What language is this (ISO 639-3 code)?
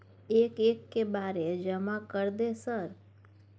mai